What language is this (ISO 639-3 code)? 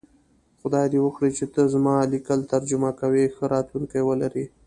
pus